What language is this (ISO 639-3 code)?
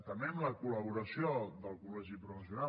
cat